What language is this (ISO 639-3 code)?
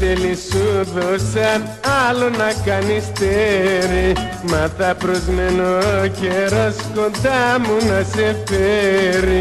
ell